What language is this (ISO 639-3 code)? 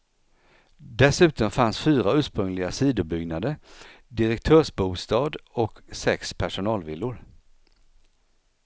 swe